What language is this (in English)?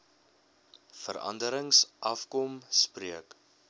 Afrikaans